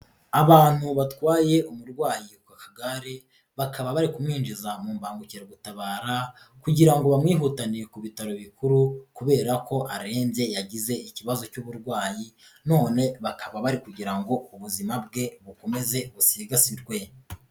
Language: Kinyarwanda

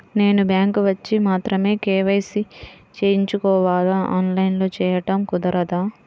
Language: Telugu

